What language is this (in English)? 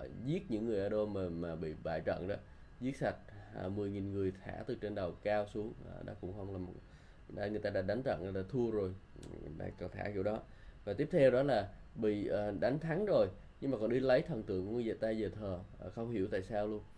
Vietnamese